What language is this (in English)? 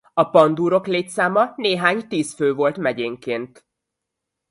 Hungarian